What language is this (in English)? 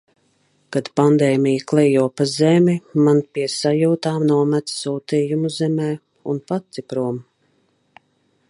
Latvian